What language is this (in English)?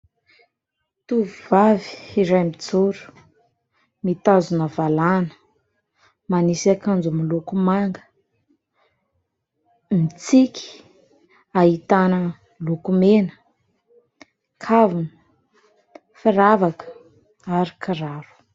Malagasy